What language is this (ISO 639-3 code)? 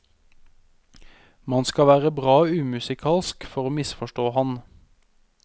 nor